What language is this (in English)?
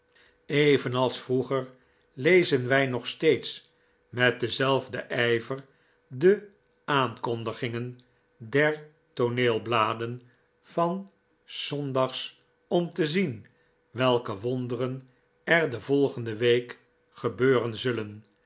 Dutch